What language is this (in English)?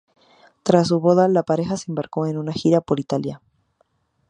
Spanish